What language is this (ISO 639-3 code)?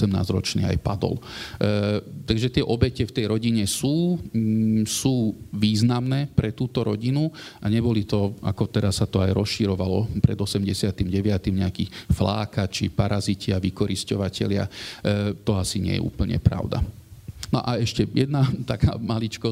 slk